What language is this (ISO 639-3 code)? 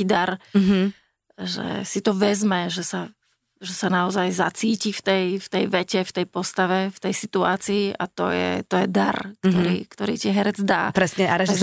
slk